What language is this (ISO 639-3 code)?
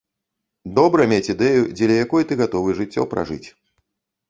bel